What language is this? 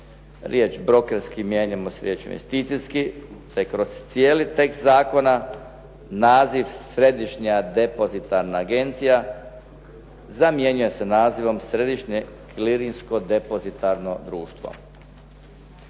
Croatian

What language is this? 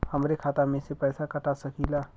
Bhojpuri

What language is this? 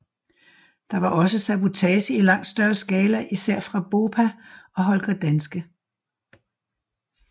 Danish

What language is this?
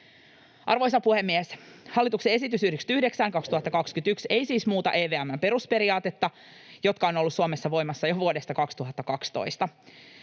Finnish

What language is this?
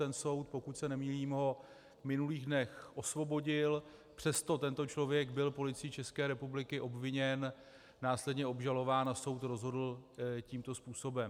Czech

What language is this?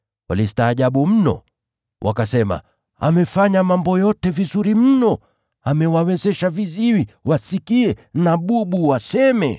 Swahili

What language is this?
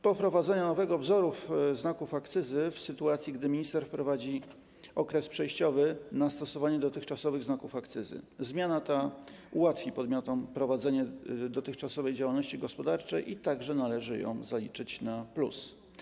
Polish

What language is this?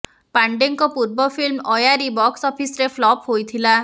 Odia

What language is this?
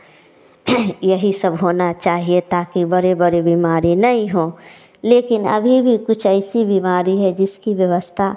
Hindi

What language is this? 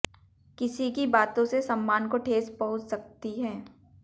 Hindi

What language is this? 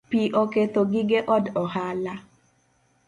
Luo (Kenya and Tanzania)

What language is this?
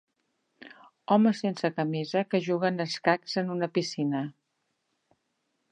Catalan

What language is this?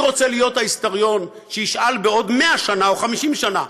Hebrew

